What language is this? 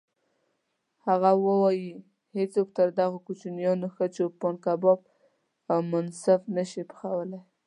Pashto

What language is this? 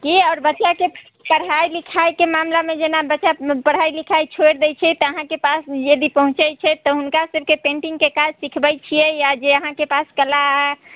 Maithili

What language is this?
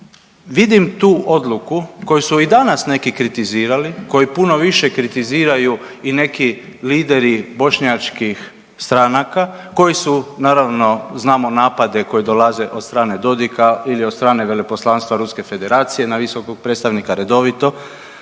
Croatian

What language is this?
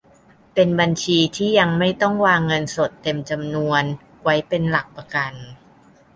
Thai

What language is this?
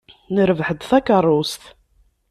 Kabyle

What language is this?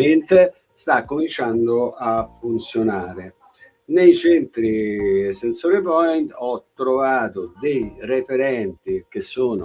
Italian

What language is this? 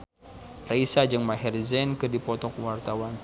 Sundanese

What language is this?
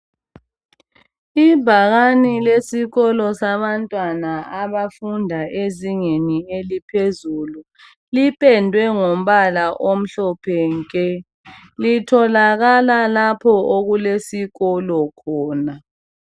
North Ndebele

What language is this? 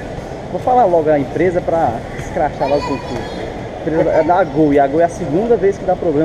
Portuguese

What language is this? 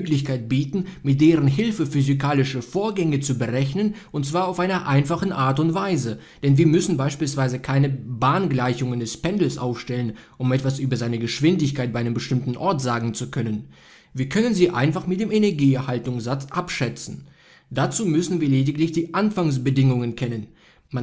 German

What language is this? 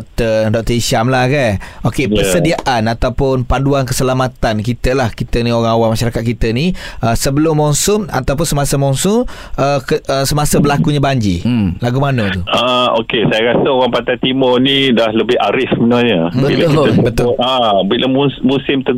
Malay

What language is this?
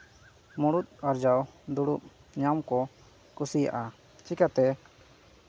Santali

